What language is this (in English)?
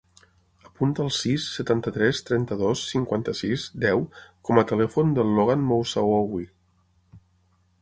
Catalan